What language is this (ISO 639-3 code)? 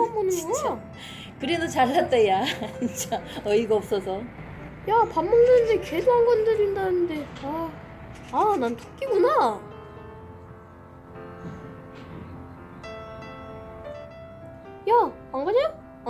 kor